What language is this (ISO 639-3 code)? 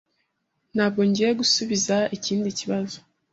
kin